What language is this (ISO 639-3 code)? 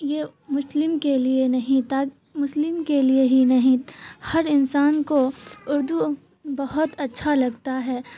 urd